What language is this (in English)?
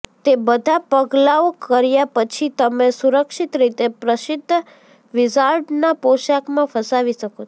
Gujarati